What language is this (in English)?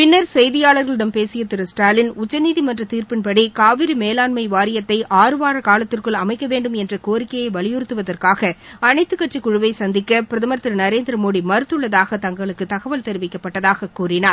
Tamil